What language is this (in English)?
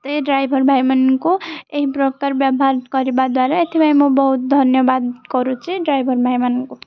Odia